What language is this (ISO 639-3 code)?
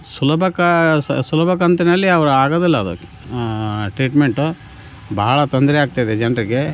kan